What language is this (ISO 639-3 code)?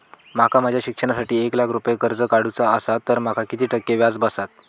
mar